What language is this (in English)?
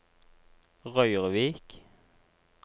Norwegian